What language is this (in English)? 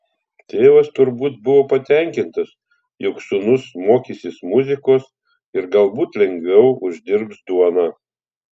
Lithuanian